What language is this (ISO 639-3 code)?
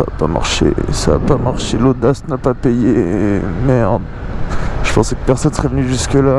fra